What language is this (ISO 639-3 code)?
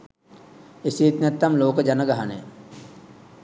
sin